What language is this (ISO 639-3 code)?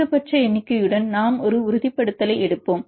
tam